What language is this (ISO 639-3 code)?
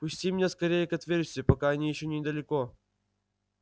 rus